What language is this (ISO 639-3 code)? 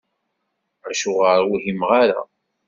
kab